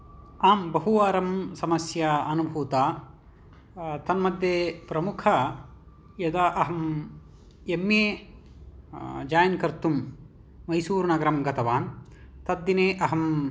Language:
Sanskrit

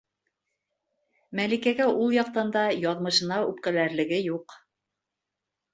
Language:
Bashkir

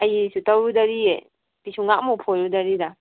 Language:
Manipuri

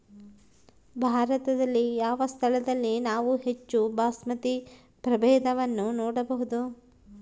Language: Kannada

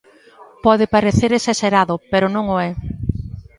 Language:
Galician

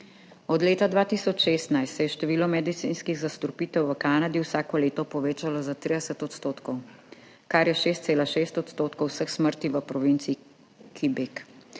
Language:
Slovenian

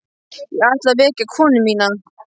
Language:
Icelandic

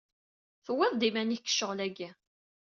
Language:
Kabyle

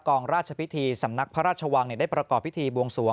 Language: Thai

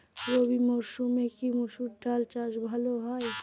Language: Bangla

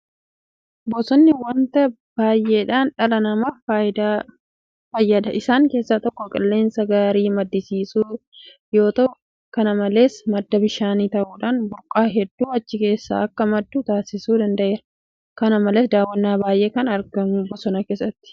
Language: Oromo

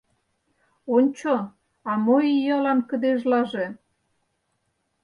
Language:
Mari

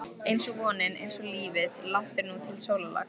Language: Icelandic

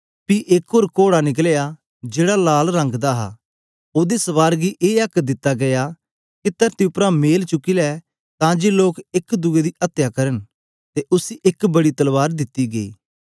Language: Dogri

